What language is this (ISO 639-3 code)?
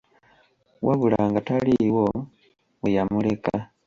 lug